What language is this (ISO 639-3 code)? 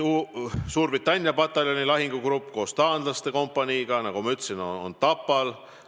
est